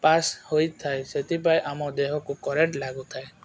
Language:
Odia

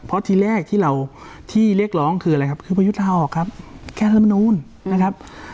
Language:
Thai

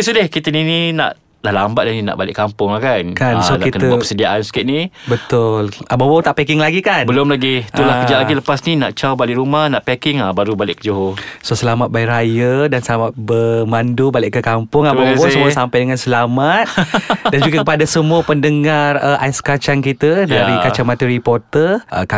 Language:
Malay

